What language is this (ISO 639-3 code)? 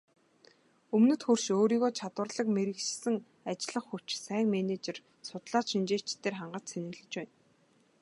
mon